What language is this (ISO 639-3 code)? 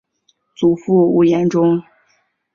zho